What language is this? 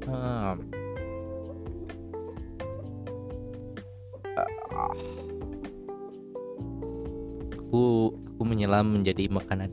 Indonesian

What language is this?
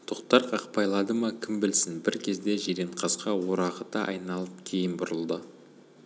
Kazakh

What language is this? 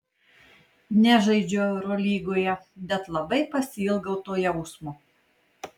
Lithuanian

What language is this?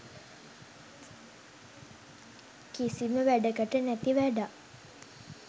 Sinhala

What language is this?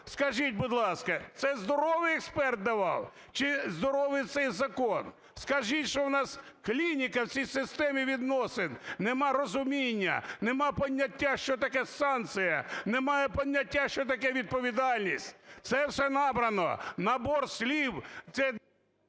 Ukrainian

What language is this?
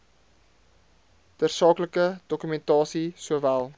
Afrikaans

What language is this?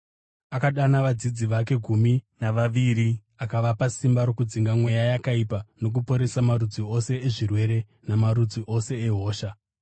Shona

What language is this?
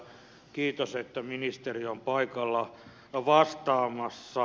Finnish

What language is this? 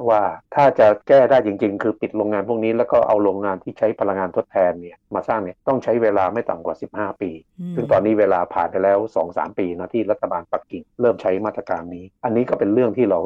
Thai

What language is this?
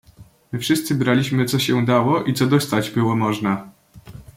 Polish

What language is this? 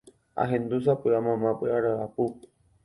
Guarani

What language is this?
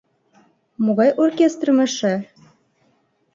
Mari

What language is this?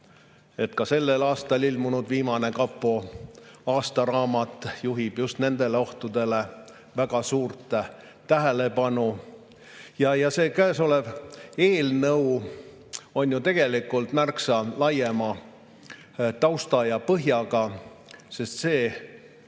Estonian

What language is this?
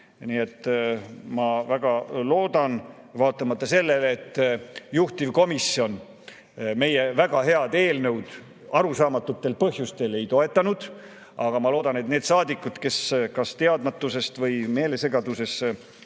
Estonian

